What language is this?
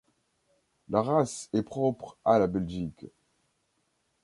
French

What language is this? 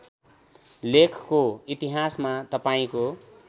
Nepali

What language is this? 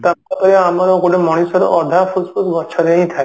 Odia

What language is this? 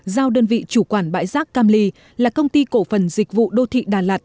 Vietnamese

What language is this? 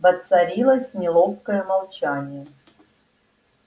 Russian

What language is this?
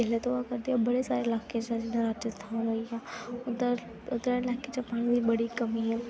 Dogri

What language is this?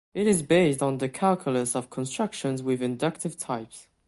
English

